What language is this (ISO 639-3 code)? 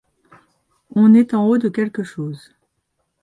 fra